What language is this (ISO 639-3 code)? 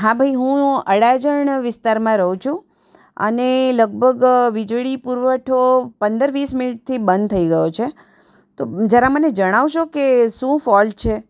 guj